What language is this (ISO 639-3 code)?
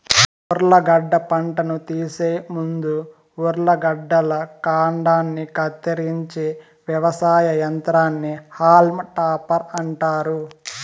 tel